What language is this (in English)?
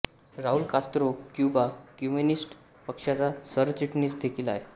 Marathi